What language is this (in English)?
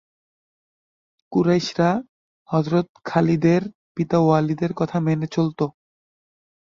Bangla